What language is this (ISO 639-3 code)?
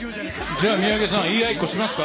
jpn